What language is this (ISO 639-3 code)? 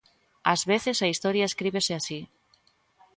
glg